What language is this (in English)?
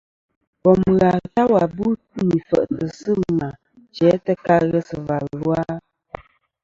Kom